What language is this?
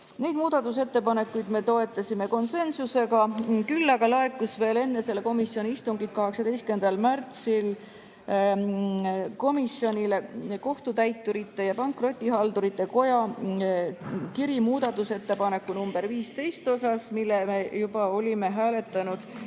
Estonian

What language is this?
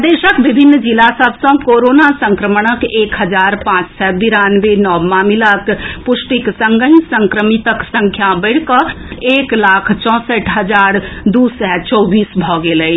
Maithili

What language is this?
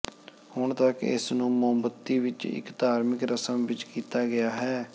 Punjabi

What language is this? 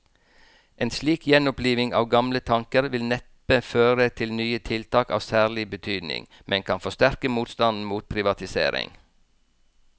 Norwegian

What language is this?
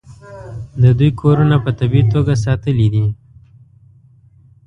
Pashto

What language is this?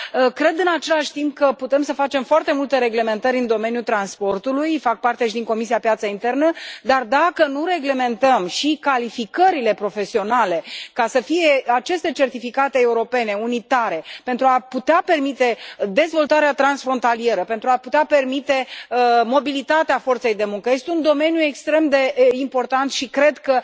Romanian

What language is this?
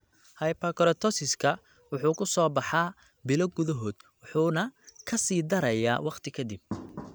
Somali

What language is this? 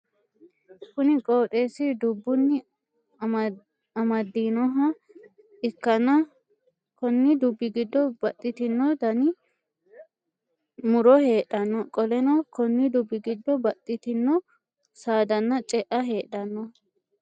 Sidamo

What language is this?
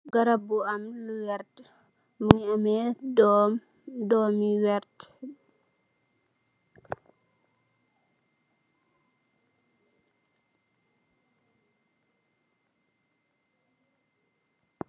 Wolof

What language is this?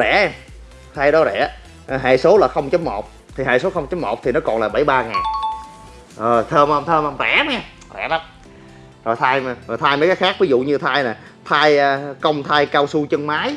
Vietnamese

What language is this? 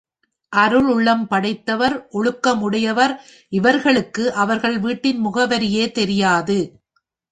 Tamil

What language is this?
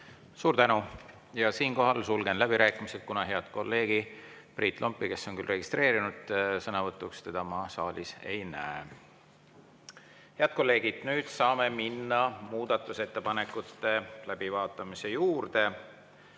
Estonian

